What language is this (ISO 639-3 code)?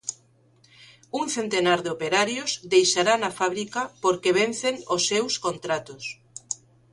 glg